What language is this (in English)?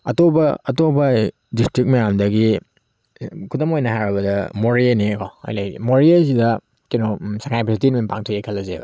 Manipuri